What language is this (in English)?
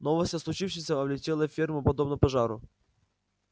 Russian